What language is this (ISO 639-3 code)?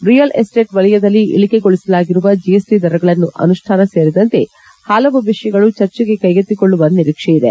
kan